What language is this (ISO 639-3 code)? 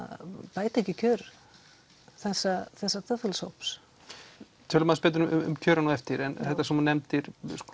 isl